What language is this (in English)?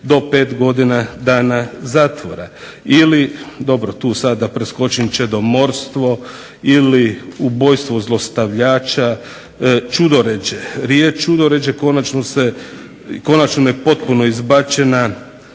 Croatian